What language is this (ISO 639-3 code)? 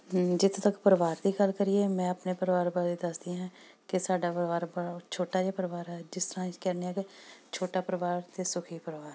pan